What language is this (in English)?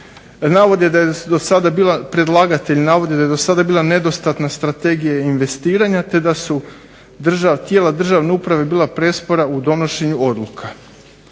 Croatian